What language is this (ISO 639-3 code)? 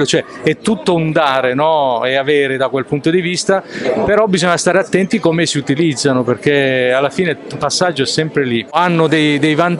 ita